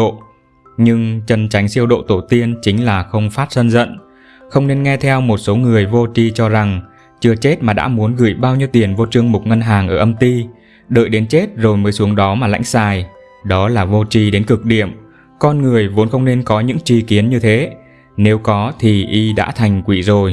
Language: Vietnamese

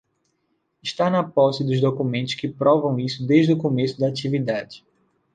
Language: Portuguese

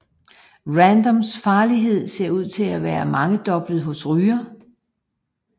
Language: Danish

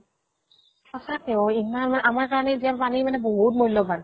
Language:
Assamese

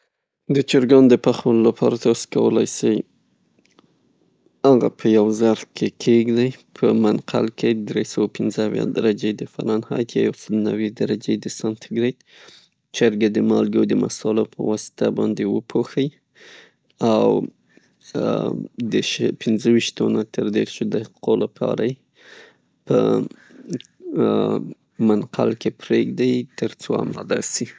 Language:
Pashto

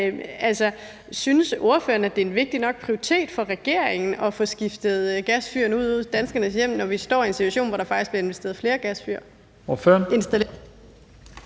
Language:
Danish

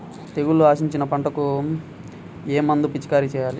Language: Telugu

